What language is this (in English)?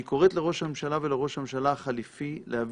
Hebrew